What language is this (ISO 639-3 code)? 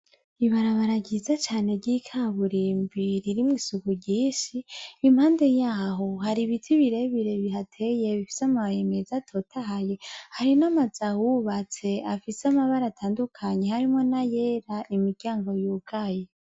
run